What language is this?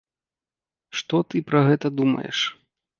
Belarusian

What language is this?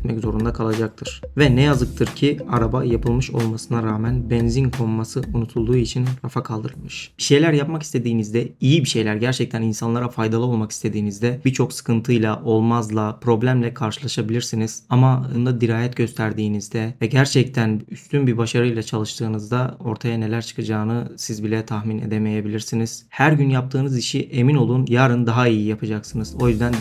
Turkish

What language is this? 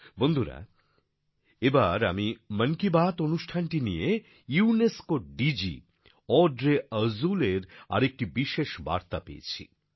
Bangla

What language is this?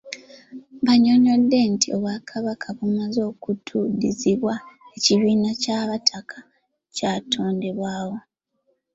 Ganda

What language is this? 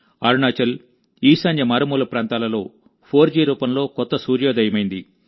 Telugu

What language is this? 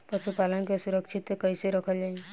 Bhojpuri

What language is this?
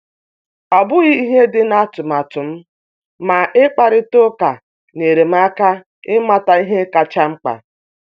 Igbo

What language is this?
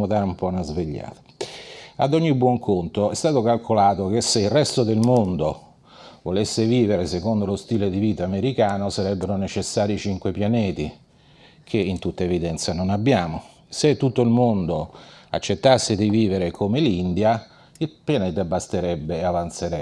Italian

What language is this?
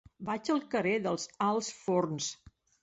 Catalan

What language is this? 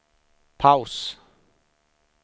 Swedish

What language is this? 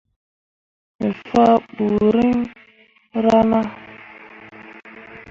Mundang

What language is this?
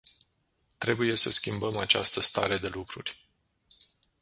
Romanian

